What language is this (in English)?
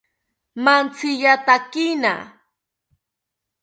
South Ucayali Ashéninka